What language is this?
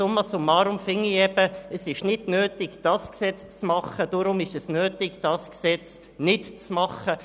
Swiss German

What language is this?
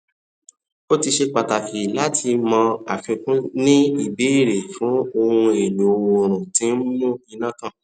Yoruba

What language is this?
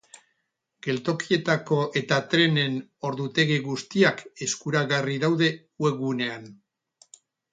Basque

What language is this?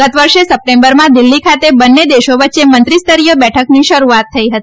Gujarati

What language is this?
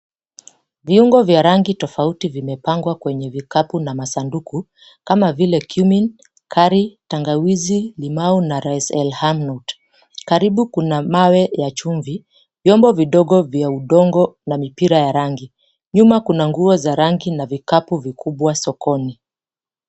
Swahili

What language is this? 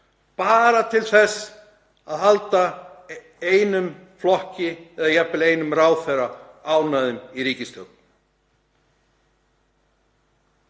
Icelandic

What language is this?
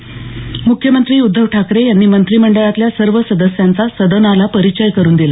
Marathi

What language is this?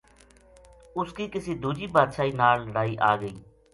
Gujari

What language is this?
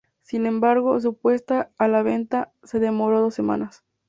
Spanish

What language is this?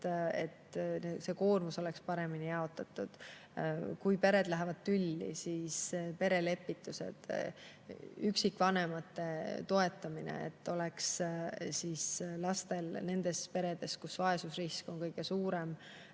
Estonian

